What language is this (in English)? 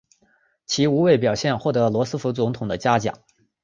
Chinese